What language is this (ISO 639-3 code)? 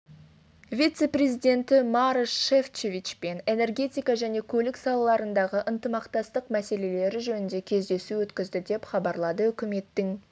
kaz